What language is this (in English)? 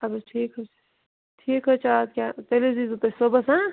Kashmiri